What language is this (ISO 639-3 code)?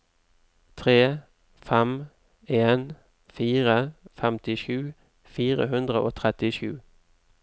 nor